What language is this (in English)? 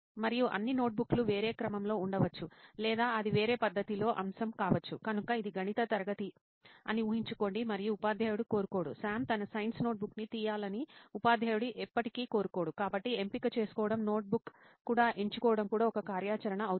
Telugu